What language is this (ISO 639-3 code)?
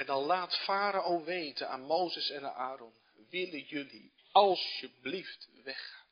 nld